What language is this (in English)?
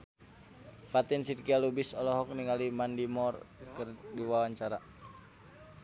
Sundanese